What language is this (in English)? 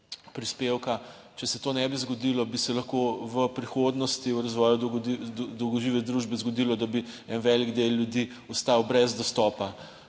Slovenian